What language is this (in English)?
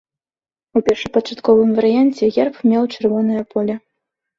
Belarusian